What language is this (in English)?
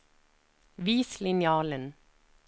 Norwegian